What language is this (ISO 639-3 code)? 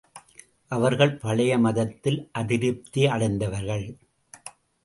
tam